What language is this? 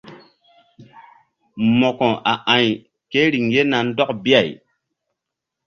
Mbum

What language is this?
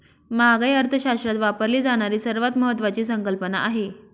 Marathi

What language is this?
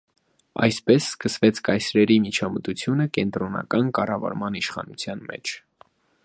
Armenian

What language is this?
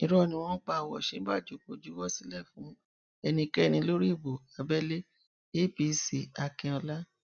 Yoruba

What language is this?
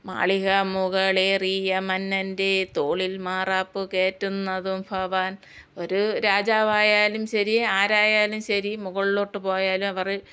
Malayalam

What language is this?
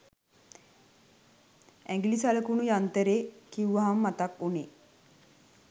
Sinhala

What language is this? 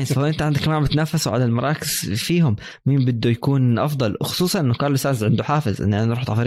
Arabic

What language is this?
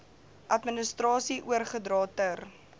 Afrikaans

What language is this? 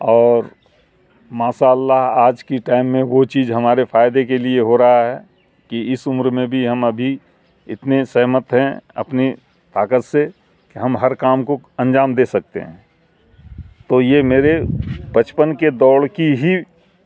Urdu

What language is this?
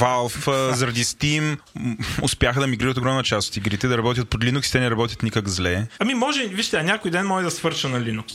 Bulgarian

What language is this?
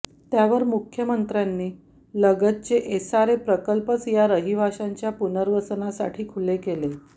Marathi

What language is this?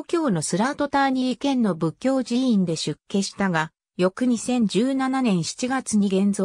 Japanese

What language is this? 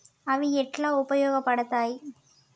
Telugu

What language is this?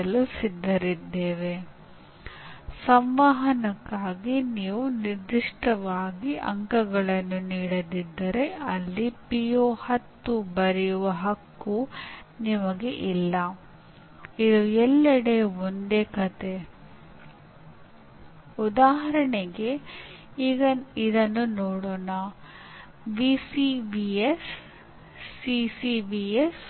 Kannada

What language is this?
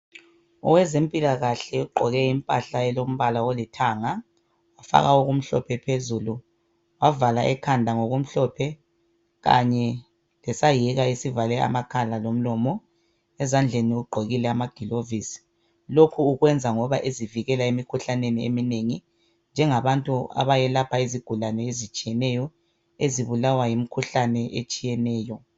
North Ndebele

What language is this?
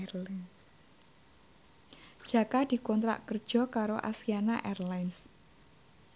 Javanese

